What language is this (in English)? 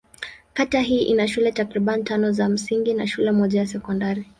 Swahili